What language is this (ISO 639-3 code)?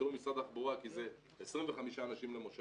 heb